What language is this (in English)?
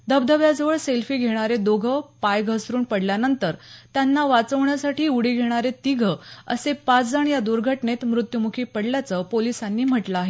Marathi